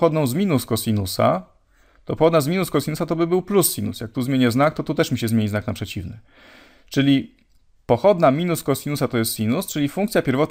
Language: Polish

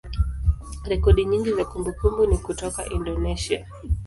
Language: Swahili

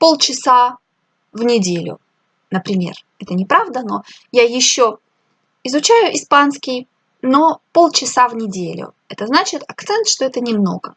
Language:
Russian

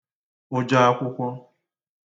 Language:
Igbo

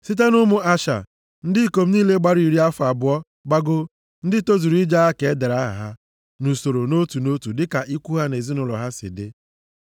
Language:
Igbo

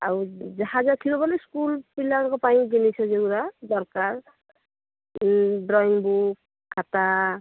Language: Odia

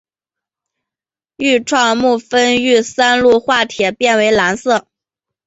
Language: Chinese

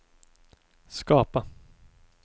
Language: Swedish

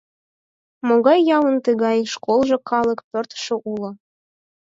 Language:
Mari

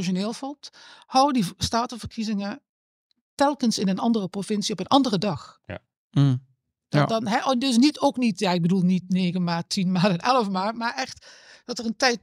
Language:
Dutch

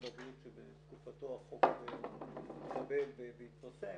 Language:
Hebrew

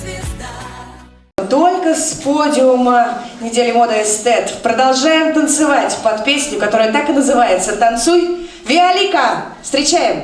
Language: Russian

